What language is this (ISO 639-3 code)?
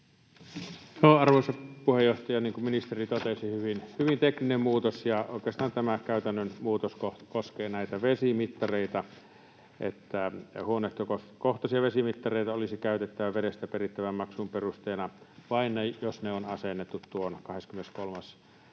fin